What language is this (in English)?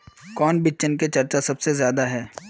Magahi